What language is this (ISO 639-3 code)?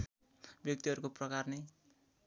nep